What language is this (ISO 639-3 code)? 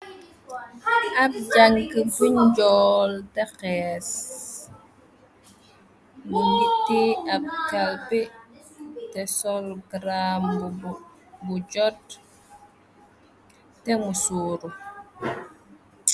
wol